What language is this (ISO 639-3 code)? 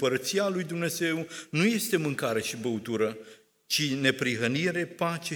ron